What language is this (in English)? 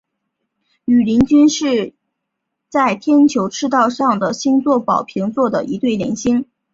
Chinese